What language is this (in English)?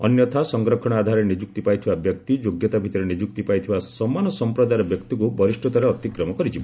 Odia